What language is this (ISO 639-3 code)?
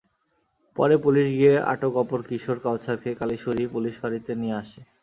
ben